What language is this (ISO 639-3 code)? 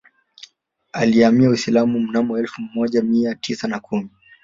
swa